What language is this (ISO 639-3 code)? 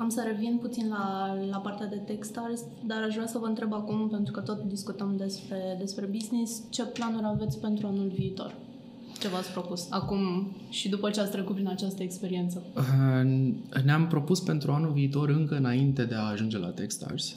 ron